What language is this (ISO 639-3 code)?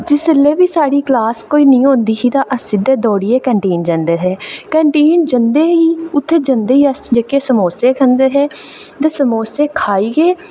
doi